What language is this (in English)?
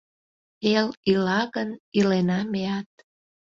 Mari